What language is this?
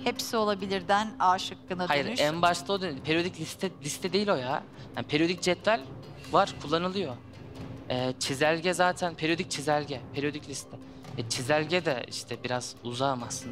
Turkish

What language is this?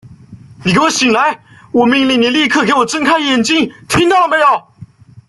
Chinese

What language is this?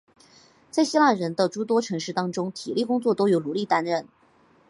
Chinese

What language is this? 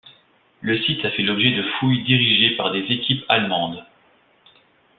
French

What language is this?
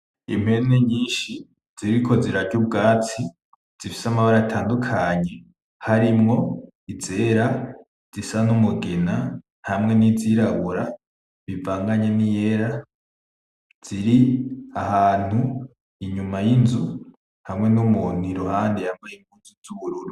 Rundi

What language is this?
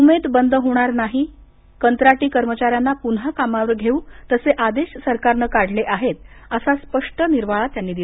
Marathi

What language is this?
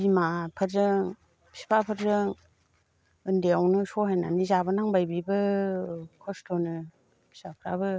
Bodo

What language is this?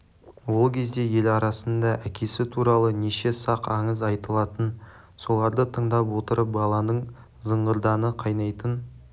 Kazakh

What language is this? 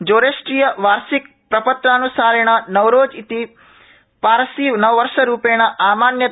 Sanskrit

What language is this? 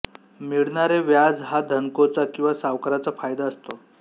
Marathi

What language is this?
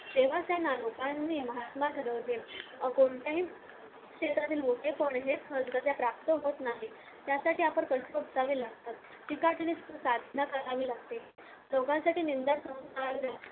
Marathi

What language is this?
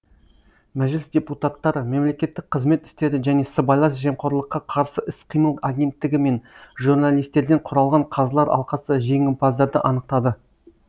Kazakh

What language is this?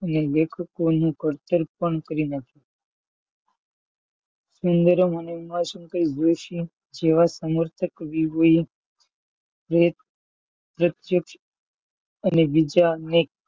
Gujarati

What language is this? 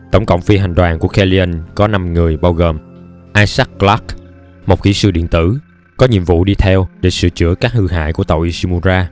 Vietnamese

